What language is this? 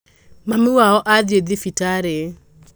Kikuyu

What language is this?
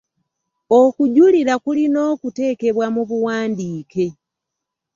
Ganda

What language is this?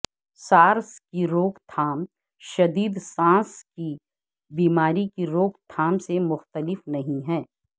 Urdu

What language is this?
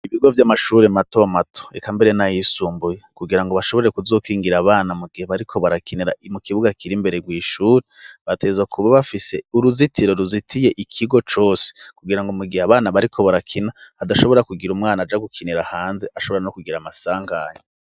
Rundi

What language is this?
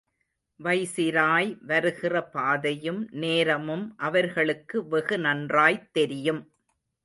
Tamil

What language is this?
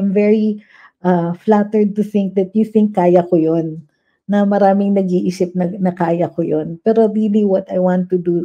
Filipino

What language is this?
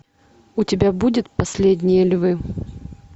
Russian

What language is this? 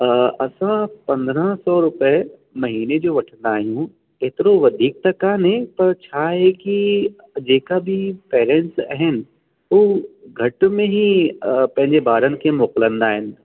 Sindhi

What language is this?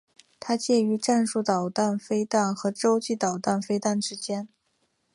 Chinese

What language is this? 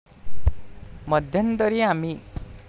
Marathi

